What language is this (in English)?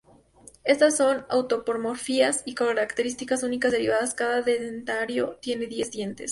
Spanish